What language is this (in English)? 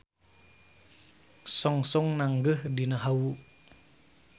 Sundanese